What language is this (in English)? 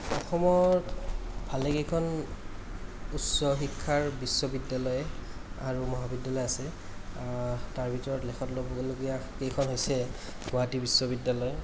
Assamese